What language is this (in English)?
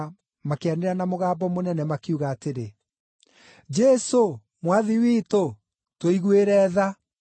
Kikuyu